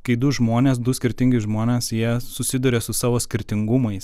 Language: Lithuanian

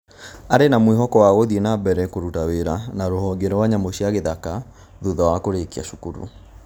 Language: Kikuyu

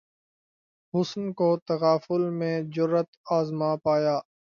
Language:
Urdu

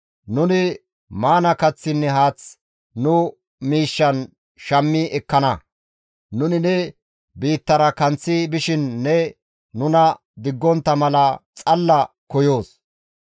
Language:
Gamo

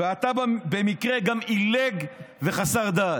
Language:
Hebrew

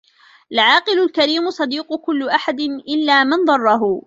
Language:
Arabic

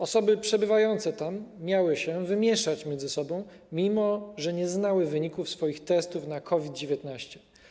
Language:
Polish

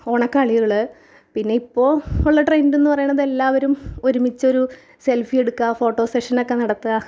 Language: Malayalam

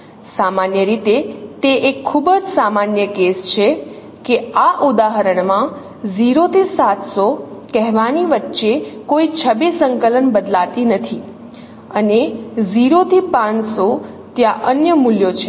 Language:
Gujarati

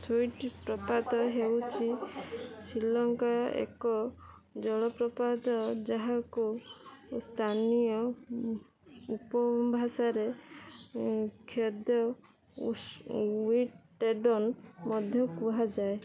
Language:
Odia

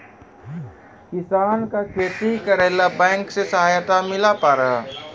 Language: Maithili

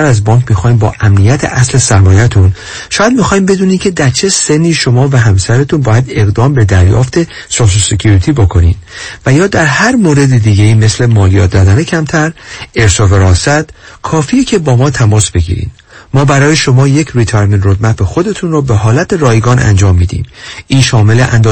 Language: Persian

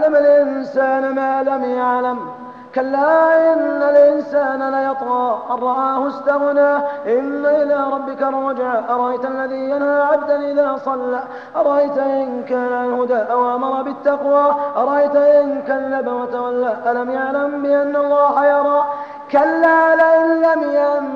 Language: Arabic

